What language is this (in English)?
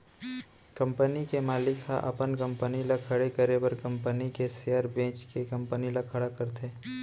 Chhattisgarhi